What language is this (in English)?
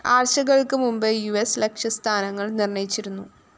Malayalam